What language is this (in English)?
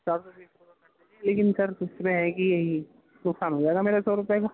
Urdu